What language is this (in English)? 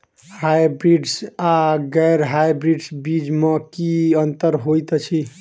Maithili